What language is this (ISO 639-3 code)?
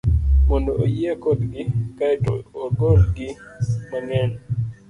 luo